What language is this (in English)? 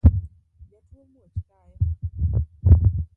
Luo (Kenya and Tanzania)